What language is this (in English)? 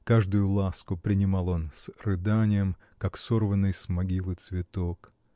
Russian